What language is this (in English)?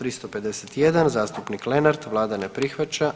Croatian